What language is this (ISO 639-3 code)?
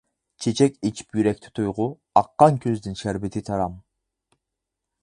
uig